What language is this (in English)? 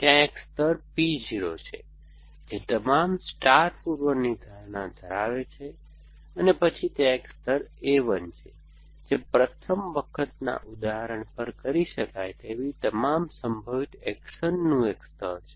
Gujarati